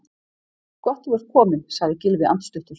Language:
Icelandic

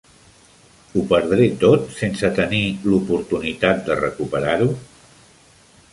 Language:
Catalan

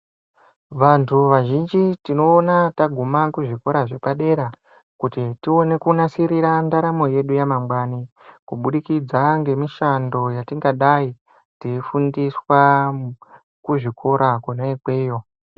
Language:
Ndau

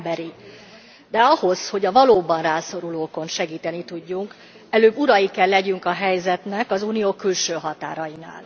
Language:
Hungarian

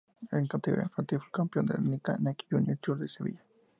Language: Spanish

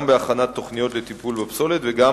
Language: Hebrew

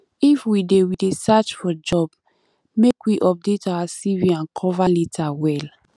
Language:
Nigerian Pidgin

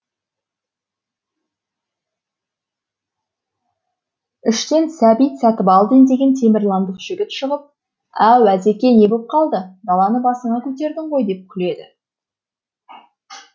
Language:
Kazakh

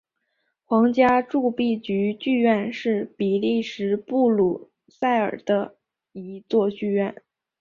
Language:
Chinese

